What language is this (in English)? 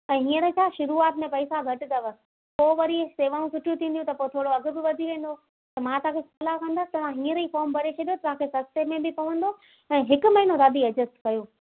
Sindhi